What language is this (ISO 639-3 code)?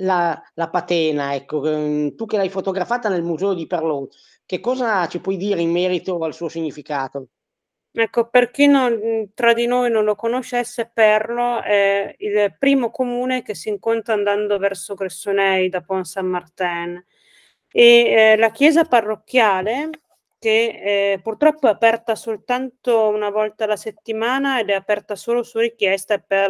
ita